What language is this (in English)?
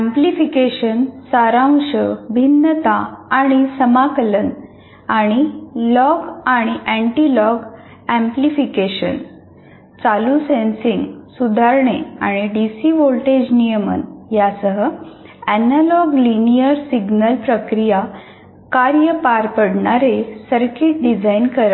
Marathi